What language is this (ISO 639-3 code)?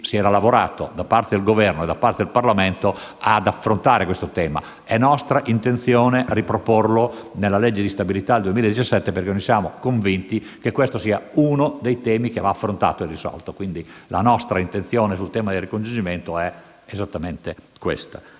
ita